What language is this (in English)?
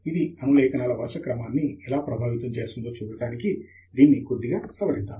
Telugu